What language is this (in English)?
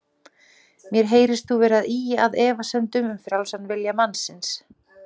Icelandic